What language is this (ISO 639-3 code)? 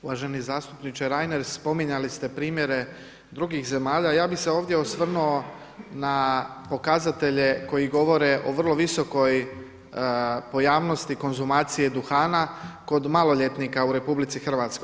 hrv